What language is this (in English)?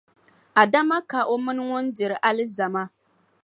Dagbani